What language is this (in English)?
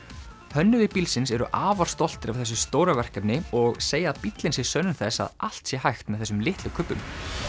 Icelandic